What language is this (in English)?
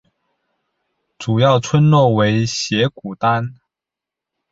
Chinese